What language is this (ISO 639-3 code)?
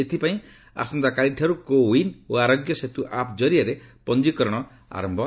ori